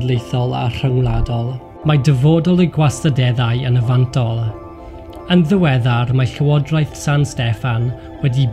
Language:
Thai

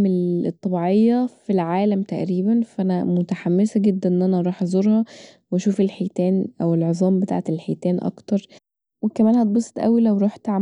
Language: Egyptian Arabic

